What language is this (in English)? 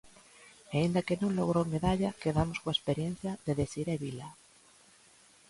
Galician